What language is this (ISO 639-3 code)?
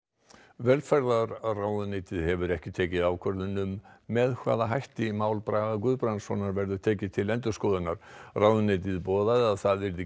isl